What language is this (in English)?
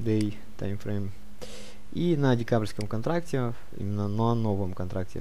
Russian